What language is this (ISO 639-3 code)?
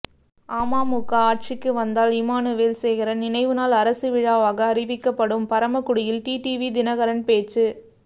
tam